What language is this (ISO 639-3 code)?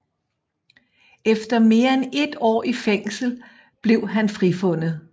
dan